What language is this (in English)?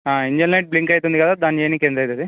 Telugu